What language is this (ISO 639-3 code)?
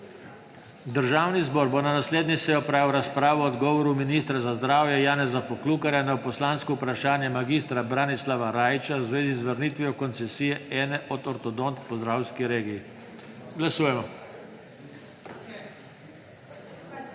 slv